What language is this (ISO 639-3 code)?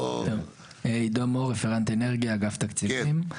heb